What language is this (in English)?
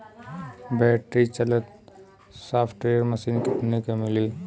Bhojpuri